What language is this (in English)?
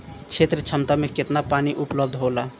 Bhojpuri